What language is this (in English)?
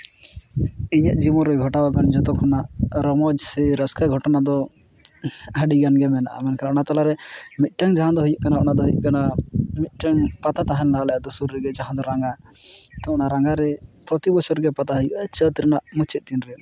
Santali